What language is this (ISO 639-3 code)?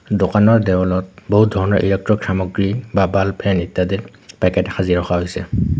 asm